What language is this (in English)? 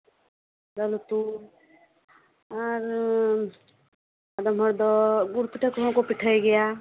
Santali